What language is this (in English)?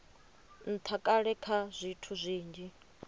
Venda